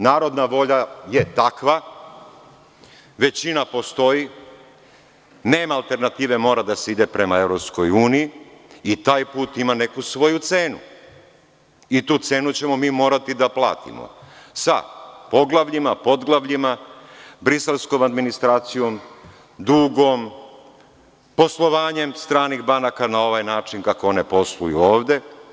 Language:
Serbian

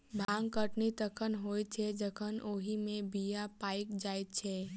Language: Maithili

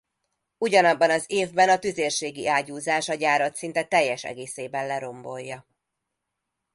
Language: Hungarian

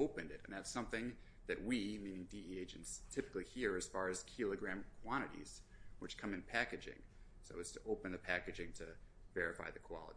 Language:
English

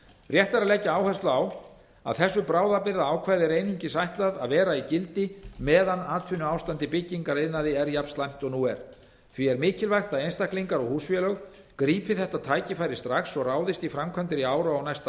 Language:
Icelandic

